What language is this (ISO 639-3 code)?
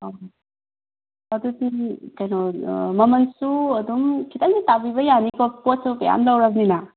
mni